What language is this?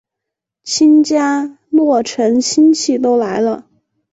Chinese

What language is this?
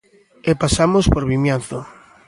Galician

